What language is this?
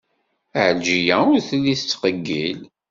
Kabyle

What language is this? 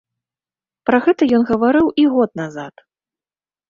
Belarusian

